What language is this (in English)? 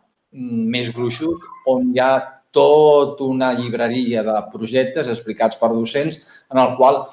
Catalan